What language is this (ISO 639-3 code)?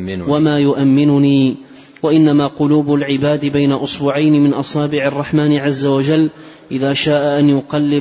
ara